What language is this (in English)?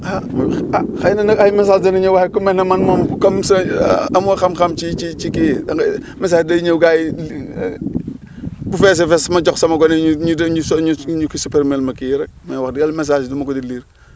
Wolof